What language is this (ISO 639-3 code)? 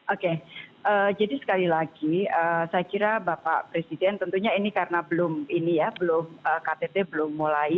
ind